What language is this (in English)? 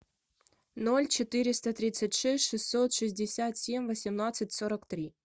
Russian